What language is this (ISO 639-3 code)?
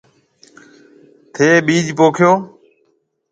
mve